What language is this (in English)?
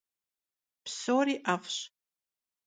Kabardian